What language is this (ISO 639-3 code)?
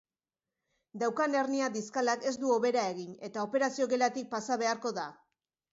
eus